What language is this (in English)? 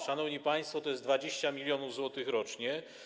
Polish